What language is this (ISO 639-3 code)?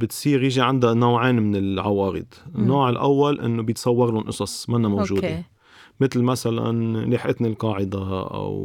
ara